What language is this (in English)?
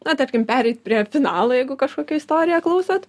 Lithuanian